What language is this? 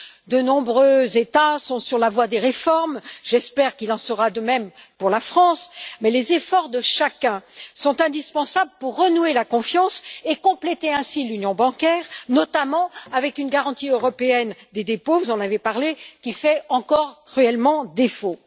French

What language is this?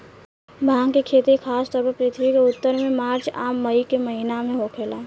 Bhojpuri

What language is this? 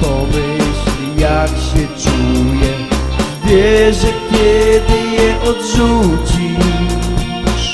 Polish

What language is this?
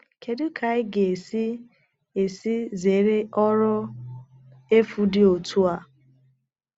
Igbo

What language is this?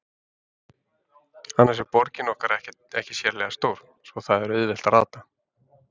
Icelandic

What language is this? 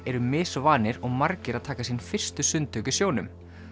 Icelandic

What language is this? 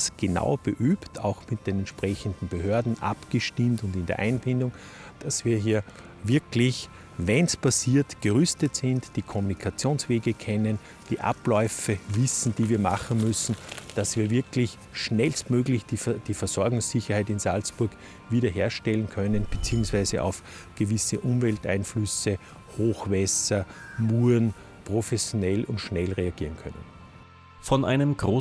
German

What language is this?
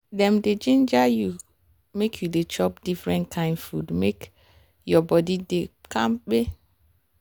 Nigerian Pidgin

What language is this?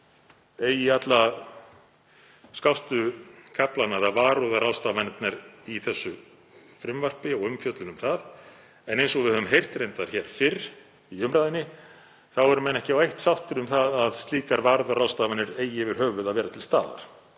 Icelandic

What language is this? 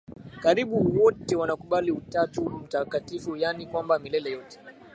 Swahili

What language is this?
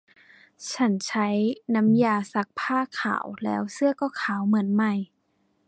Thai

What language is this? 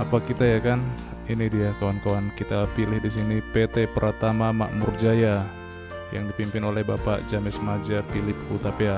Indonesian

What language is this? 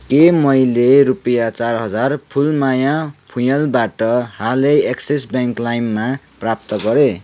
Nepali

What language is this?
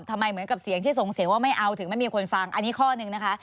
Thai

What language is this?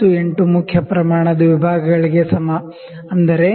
Kannada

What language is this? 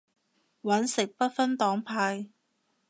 Cantonese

